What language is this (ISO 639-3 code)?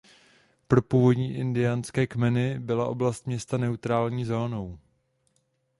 ces